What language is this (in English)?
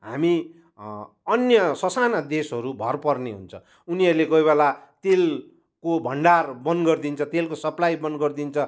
Nepali